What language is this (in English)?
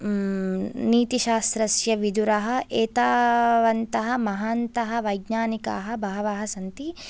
Sanskrit